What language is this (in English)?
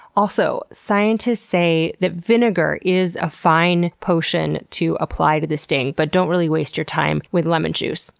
English